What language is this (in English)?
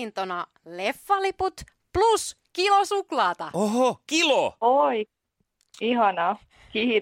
Finnish